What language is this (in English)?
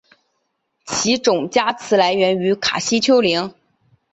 Chinese